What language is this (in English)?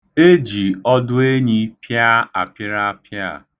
Igbo